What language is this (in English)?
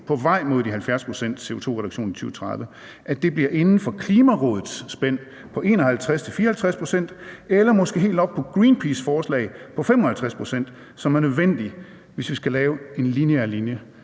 Danish